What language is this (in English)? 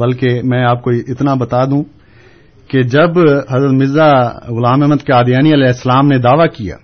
Urdu